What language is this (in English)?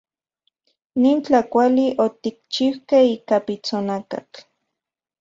Central Puebla Nahuatl